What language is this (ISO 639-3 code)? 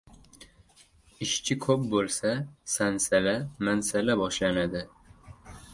uzb